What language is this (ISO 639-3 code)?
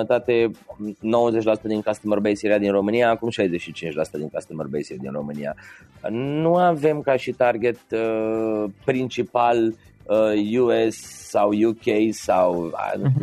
ron